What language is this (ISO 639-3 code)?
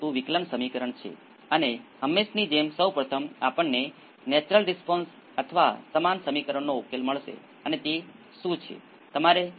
guj